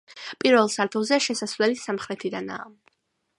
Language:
Georgian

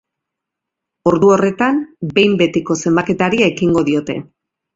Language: Basque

